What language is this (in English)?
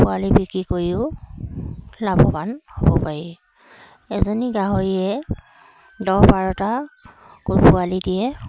Assamese